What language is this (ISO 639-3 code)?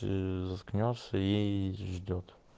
rus